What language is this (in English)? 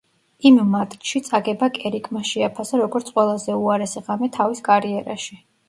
Georgian